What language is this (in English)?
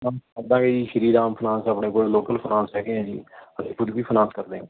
Punjabi